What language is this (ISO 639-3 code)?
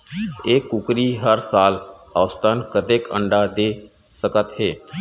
hne